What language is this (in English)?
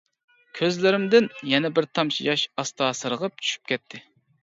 Uyghur